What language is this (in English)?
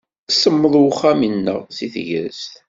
Kabyle